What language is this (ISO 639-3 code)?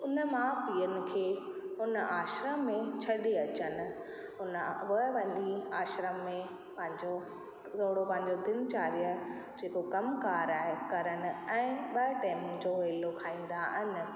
snd